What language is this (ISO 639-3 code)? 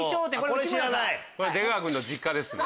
jpn